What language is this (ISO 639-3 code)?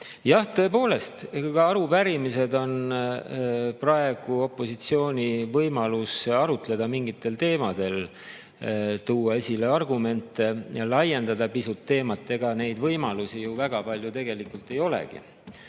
est